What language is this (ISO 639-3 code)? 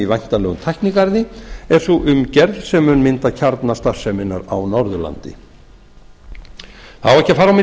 isl